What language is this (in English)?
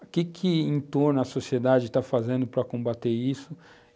Portuguese